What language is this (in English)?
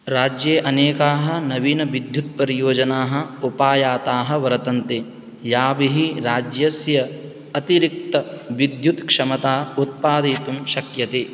Sanskrit